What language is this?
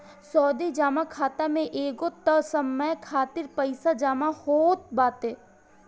Bhojpuri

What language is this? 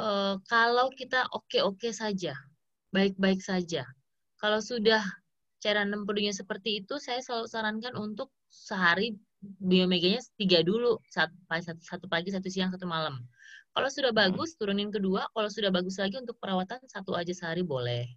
Indonesian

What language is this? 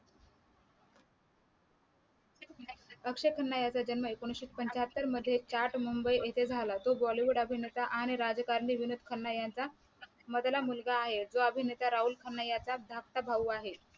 Marathi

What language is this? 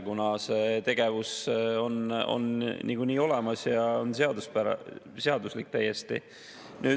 Estonian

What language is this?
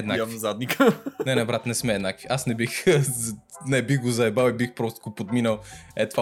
Bulgarian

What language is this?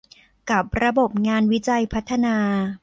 Thai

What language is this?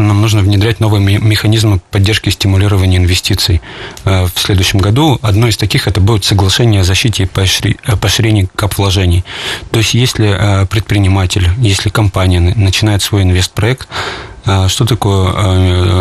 Russian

